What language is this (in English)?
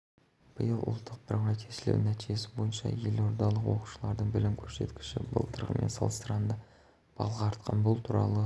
Kazakh